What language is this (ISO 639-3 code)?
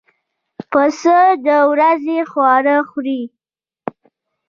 pus